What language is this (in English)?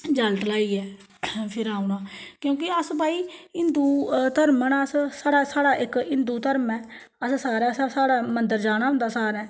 Dogri